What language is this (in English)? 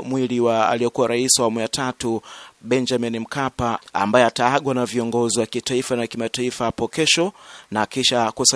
Swahili